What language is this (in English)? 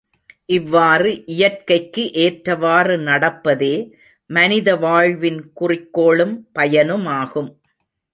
Tamil